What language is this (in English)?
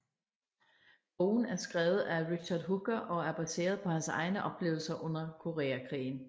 Danish